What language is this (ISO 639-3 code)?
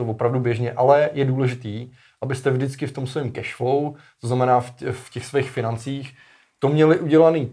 ces